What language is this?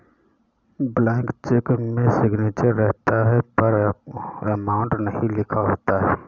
Hindi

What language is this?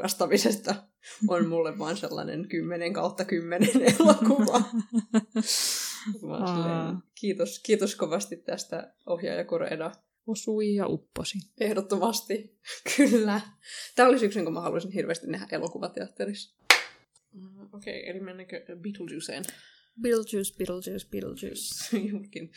Finnish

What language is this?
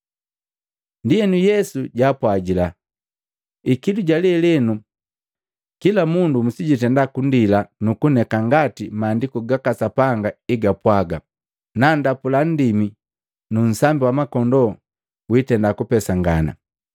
Matengo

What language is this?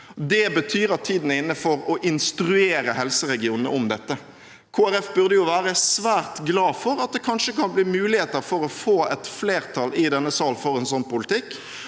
Norwegian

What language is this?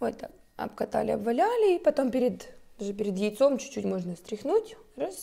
Russian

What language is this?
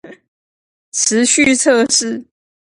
Chinese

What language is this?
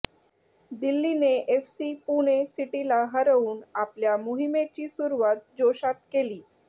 Marathi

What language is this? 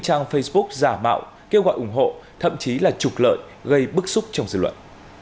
Vietnamese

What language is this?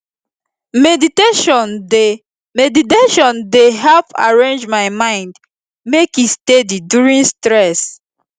Nigerian Pidgin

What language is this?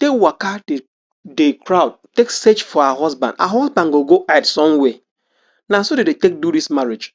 Nigerian Pidgin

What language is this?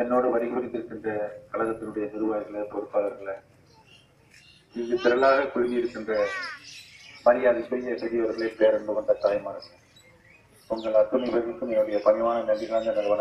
Romanian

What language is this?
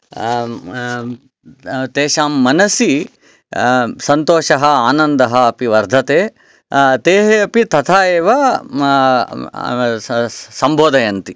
Sanskrit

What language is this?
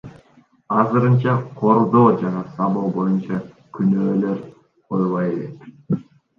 Kyrgyz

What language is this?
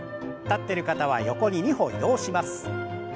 Japanese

